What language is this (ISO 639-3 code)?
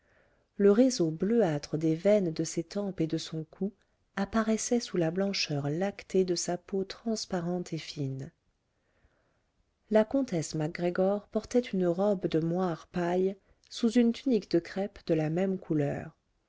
fra